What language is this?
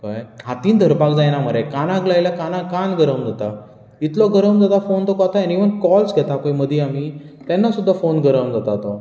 Konkani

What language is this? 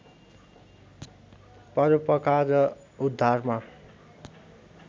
Nepali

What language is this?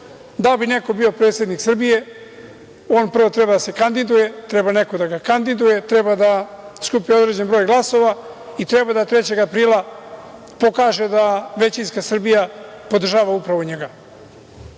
Serbian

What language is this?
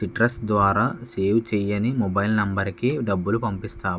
Telugu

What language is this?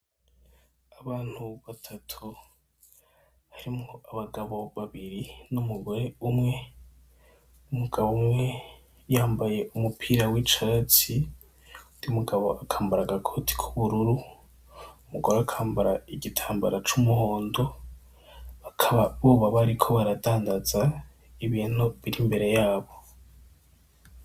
Rundi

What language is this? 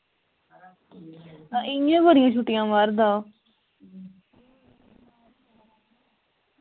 Dogri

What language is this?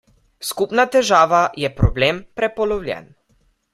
Slovenian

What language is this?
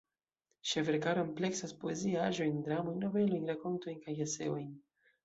Esperanto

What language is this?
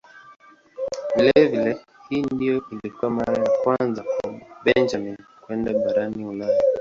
Swahili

